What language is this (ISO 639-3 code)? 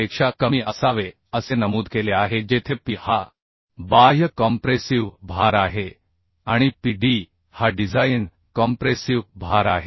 mar